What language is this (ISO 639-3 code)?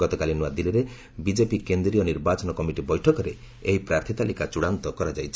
ori